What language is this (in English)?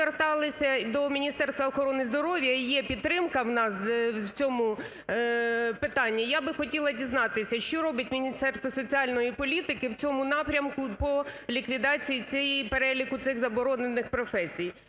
Ukrainian